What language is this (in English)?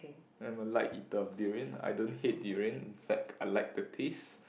English